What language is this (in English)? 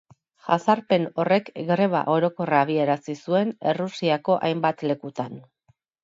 Basque